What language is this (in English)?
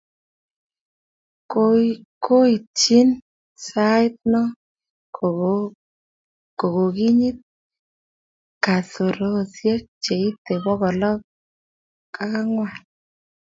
Kalenjin